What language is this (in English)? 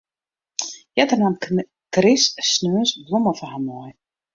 Western Frisian